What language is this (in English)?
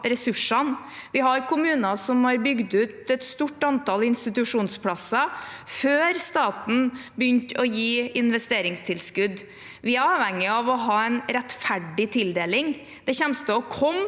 Norwegian